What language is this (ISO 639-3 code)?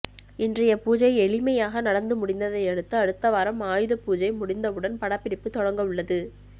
tam